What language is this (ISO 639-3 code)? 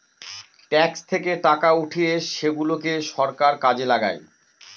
ben